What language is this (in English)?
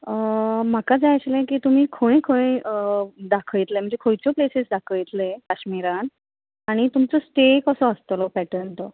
Konkani